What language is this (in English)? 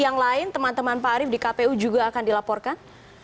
Indonesian